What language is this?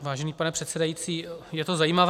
Czech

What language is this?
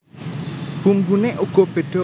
Javanese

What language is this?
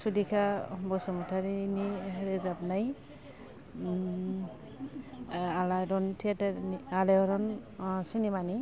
Bodo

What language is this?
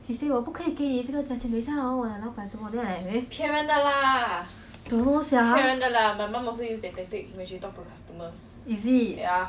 English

